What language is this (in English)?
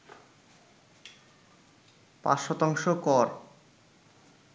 Bangla